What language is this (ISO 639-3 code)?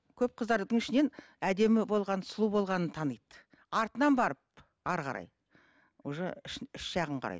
kaz